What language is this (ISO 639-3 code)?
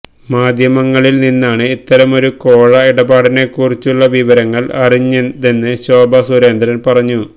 mal